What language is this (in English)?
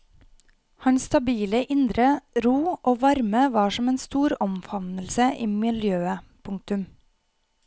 Norwegian